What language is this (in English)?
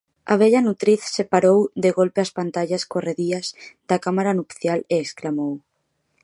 Galician